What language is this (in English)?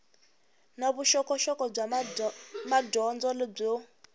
Tsonga